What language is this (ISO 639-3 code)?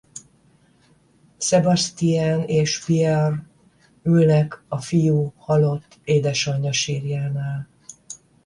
hun